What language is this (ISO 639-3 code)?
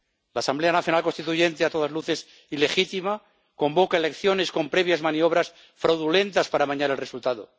spa